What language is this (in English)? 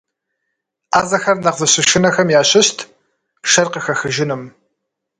Kabardian